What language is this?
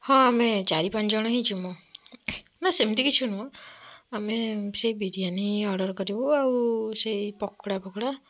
Odia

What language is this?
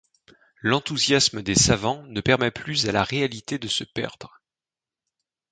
French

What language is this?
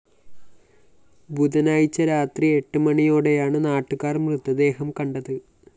Malayalam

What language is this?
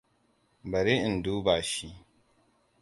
Hausa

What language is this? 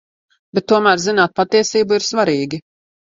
Latvian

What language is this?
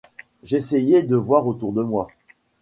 French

